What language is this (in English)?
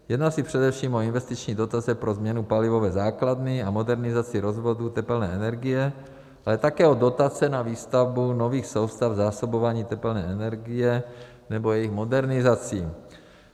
Czech